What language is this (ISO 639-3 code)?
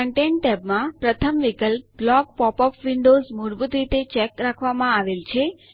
guj